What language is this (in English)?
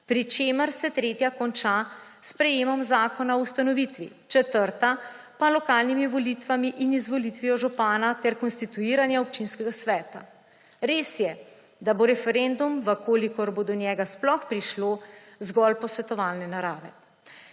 Slovenian